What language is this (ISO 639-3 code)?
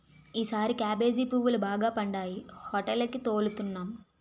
tel